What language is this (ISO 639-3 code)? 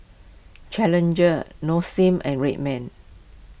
eng